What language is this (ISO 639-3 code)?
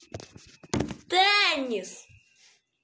rus